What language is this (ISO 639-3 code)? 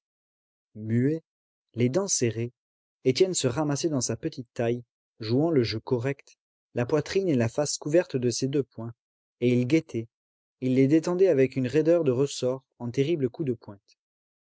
fra